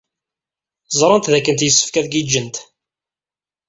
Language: Kabyle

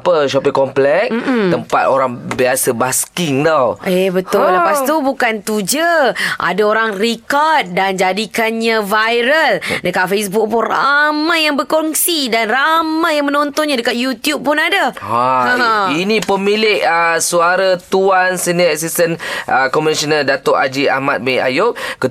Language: Malay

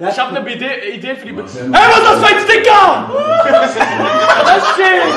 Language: German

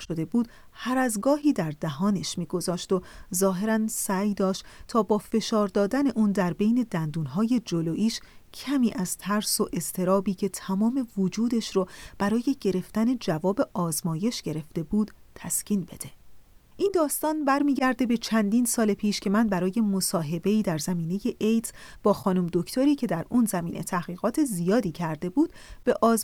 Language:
Persian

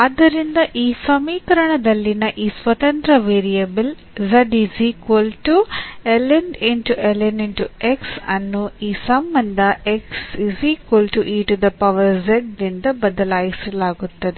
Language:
Kannada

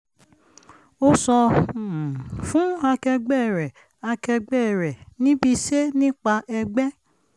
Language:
Yoruba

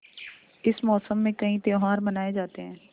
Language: Hindi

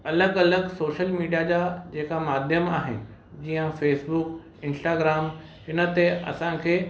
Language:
Sindhi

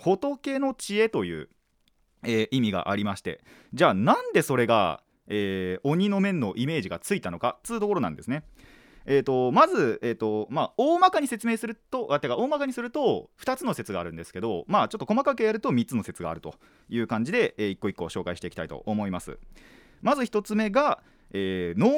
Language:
Japanese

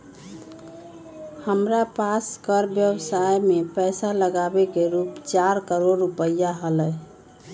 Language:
Magahi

